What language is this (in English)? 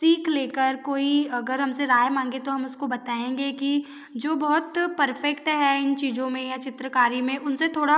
Hindi